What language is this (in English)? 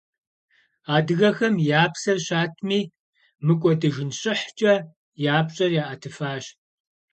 Kabardian